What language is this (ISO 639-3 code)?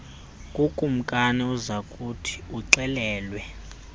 xho